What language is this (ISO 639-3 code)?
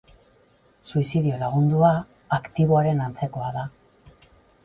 eus